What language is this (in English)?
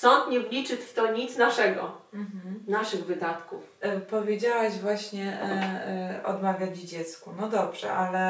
Polish